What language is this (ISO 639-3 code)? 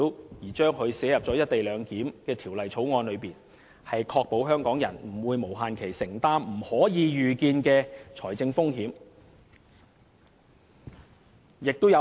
yue